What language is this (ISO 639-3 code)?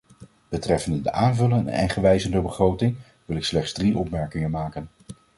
nld